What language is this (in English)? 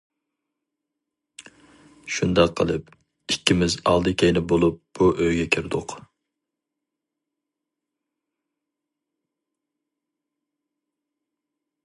Uyghur